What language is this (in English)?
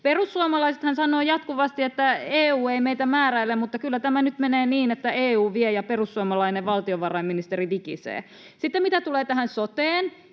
Finnish